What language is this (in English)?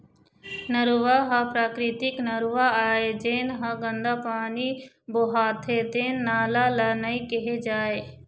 Chhattisgarhi